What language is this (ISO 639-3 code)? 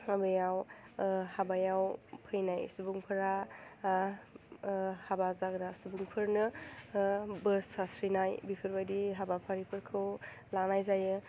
brx